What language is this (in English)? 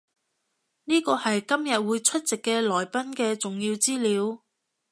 Cantonese